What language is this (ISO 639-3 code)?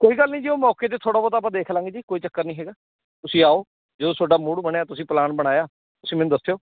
pan